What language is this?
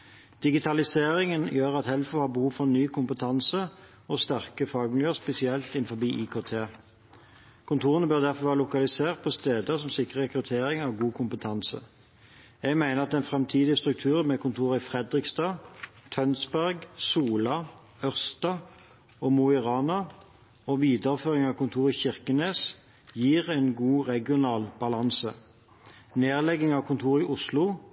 Norwegian Nynorsk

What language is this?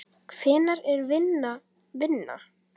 Icelandic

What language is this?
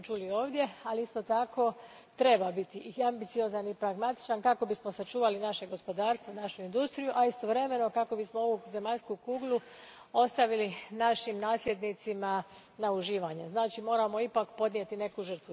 Croatian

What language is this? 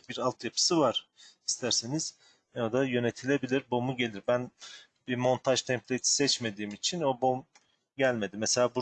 Turkish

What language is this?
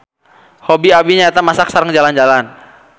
Sundanese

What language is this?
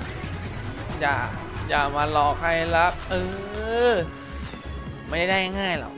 Thai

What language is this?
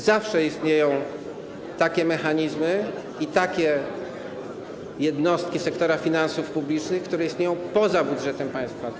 Polish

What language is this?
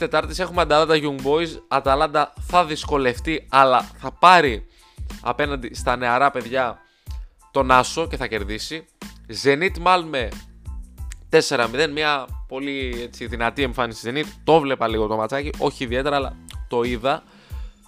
Greek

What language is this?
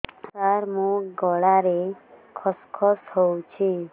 Odia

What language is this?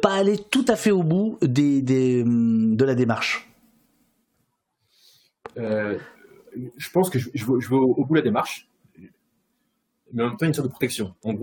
French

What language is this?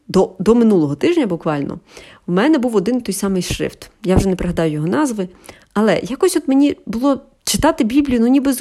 Ukrainian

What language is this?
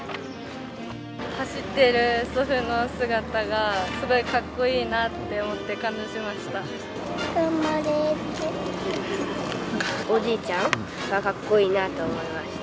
Japanese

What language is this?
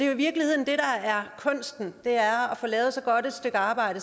Danish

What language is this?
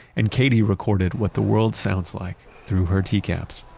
English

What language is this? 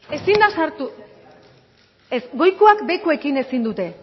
Basque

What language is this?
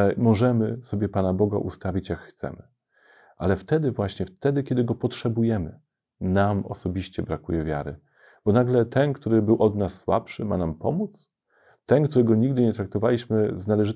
Polish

